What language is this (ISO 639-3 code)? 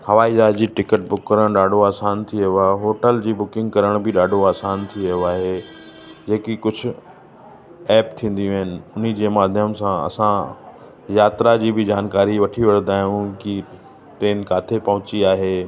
snd